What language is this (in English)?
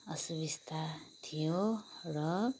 Nepali